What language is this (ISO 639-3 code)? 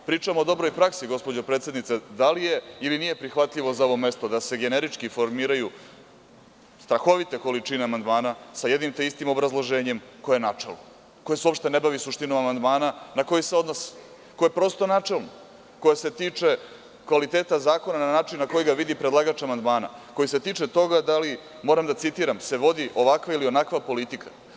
srp